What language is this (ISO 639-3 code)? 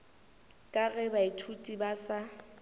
nso